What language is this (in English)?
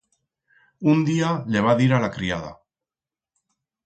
Aragonese